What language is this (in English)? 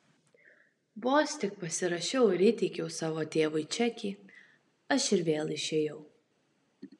Lithuanian